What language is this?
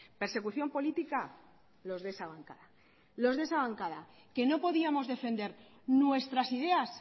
Spanish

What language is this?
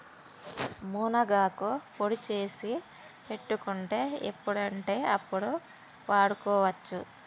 Telugu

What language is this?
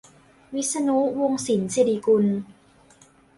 Thai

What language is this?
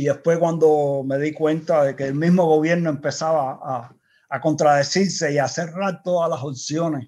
Spanish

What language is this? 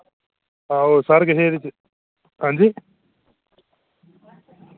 Dogri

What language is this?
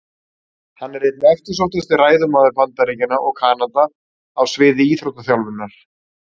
Icelandic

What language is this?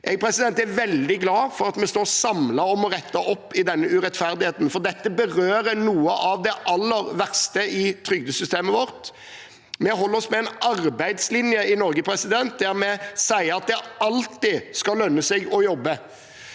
Norwegian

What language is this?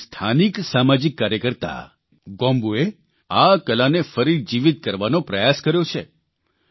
Gujarati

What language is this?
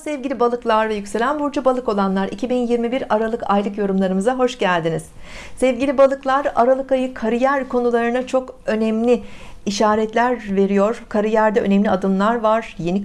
Turkish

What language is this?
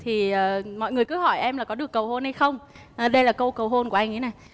Vietnamese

